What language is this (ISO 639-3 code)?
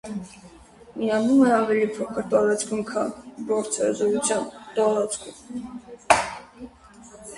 hye